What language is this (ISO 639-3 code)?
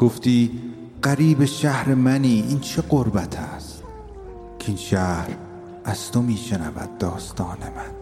fas